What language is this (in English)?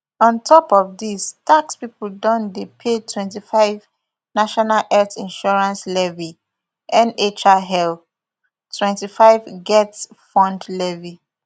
Nigerian Pidgin